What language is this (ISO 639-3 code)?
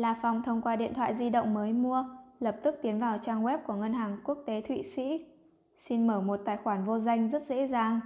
vie